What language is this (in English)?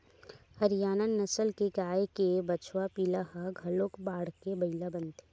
Chhattisgarhi